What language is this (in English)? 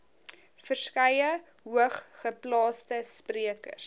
Afrikaans